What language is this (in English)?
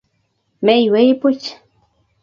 Kalenjin